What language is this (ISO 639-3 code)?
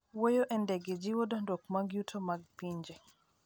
luo